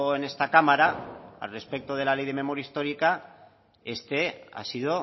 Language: Spanish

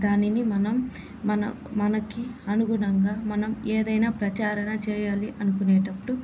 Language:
Telugu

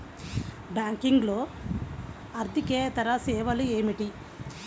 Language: Telugu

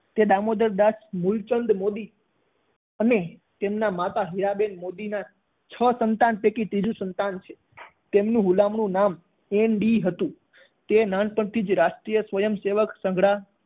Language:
Gujarati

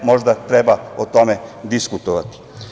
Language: Serbian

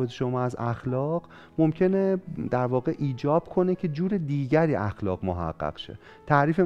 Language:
Persian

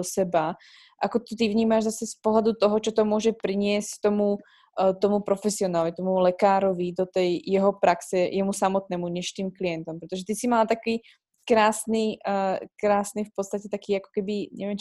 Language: Slovak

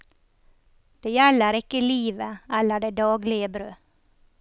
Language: Norwegian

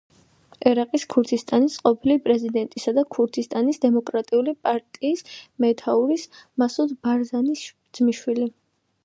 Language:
Georgian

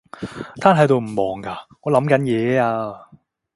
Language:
Cantonese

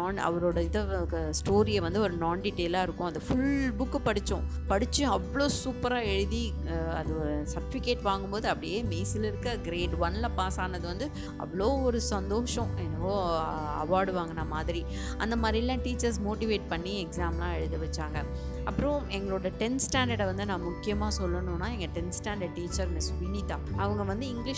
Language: Tamil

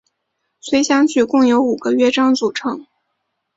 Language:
Chinese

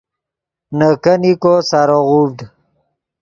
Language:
Yidgha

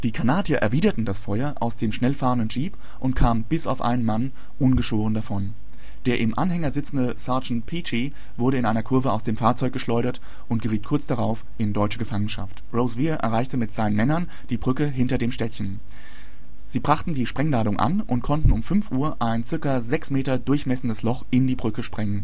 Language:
German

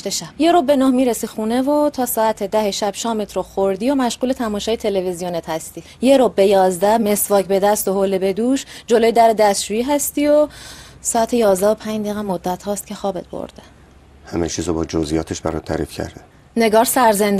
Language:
Persian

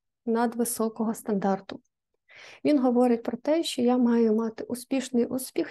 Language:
Ukrainian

